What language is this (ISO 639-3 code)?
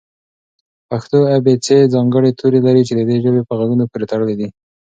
pus